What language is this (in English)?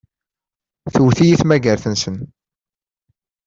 Kabyle